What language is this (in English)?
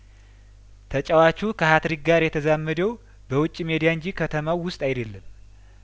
Amharic